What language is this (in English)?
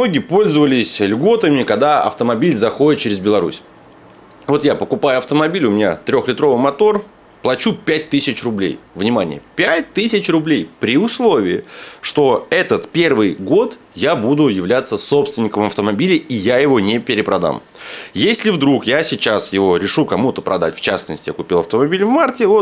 Russian